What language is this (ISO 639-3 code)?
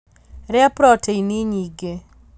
kik